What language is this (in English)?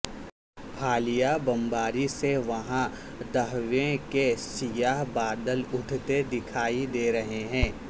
Urdu